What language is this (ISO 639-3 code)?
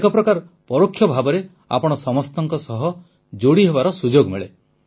ori